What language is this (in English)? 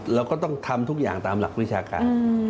Thai